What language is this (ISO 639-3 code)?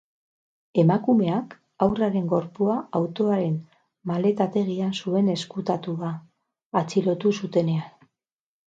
eus